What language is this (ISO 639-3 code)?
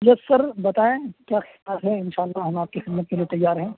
urd